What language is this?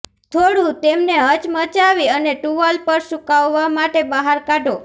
Gujarati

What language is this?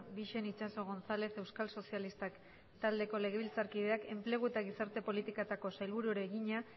Basque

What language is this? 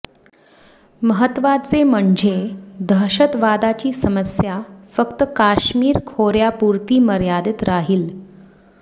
Marathi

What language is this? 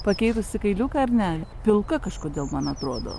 Lithuanian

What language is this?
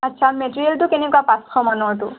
Assamese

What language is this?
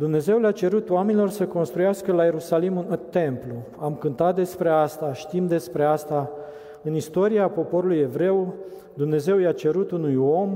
Romanian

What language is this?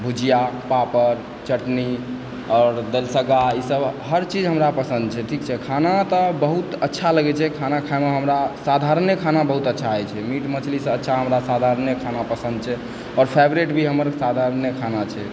Maithili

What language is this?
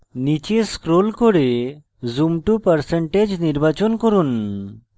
Bangla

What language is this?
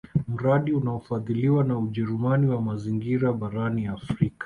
Swahili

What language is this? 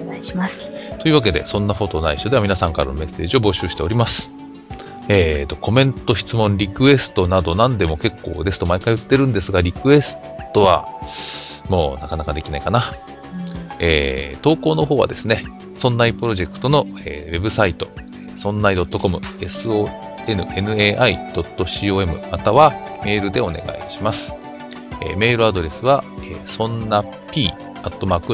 Japanese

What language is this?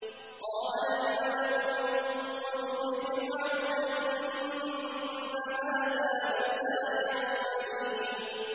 Arabic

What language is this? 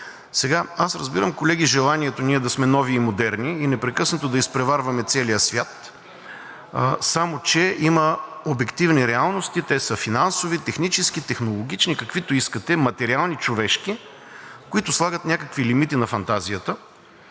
Bulgarian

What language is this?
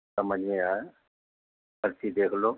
Urdu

